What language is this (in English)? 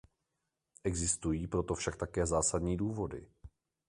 Czech